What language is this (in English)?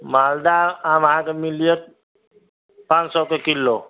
Maithili